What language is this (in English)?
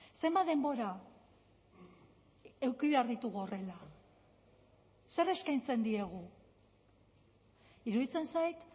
Basque